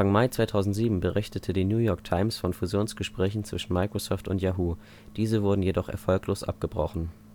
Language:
German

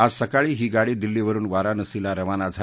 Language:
Marathi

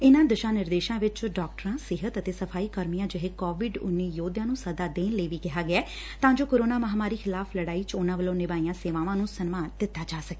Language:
Punjabi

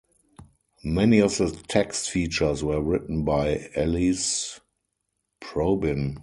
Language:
English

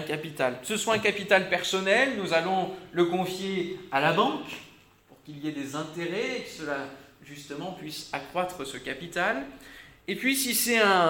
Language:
French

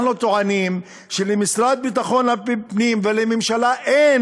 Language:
Hebrew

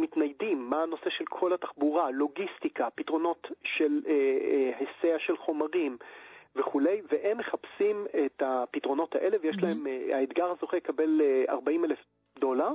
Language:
Hebrew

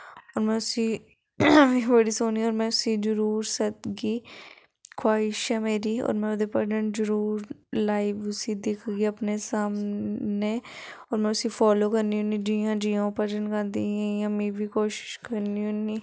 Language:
Dogri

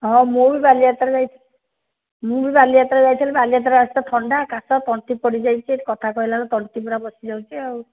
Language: Odia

